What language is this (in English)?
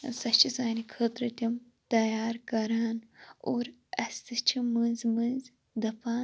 Kashmiri